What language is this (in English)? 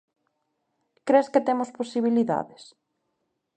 Galician